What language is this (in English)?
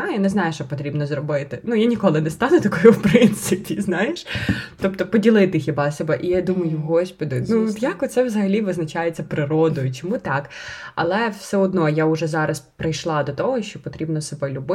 Ukrainian